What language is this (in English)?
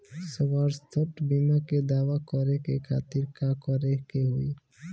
Bhojpuri